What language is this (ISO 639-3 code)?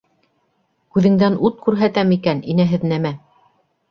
bak